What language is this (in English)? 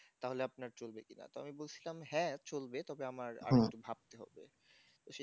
Bangla